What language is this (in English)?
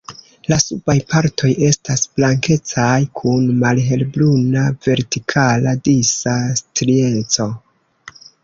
Esperanto